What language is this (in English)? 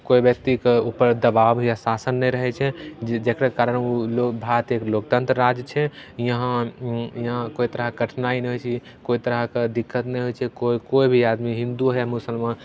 Maithili